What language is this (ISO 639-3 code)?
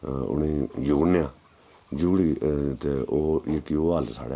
doi